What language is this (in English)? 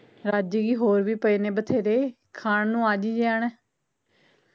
Punjabi